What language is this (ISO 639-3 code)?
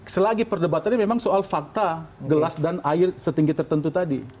ind